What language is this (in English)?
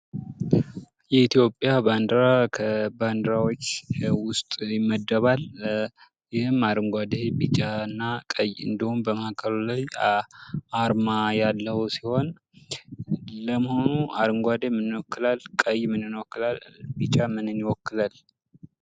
Amharic